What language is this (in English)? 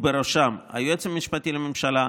Hebrew